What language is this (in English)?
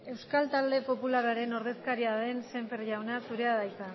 Basque